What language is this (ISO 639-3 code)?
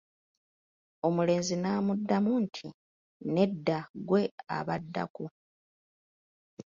lug